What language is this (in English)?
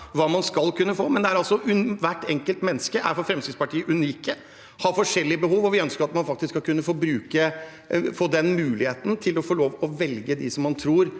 Norwegian